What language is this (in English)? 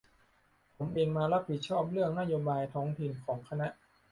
Thai